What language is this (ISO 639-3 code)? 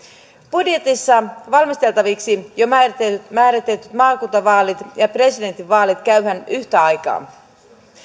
fin